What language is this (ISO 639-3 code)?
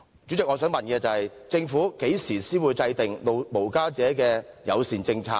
yue